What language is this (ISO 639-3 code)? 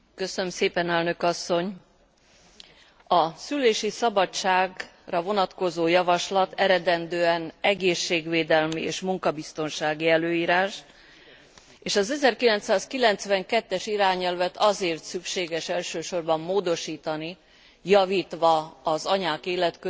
hun